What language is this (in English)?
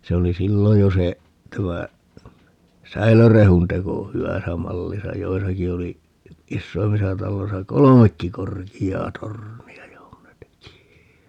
Finnish